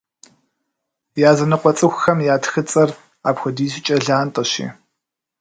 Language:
Kabardian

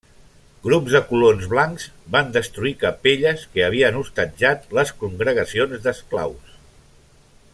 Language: Catalan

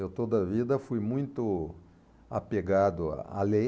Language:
Portuguese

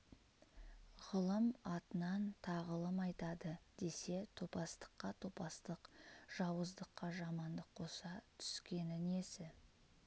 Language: Kazakh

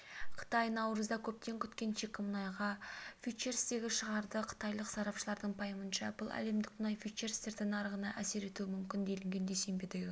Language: Kazakh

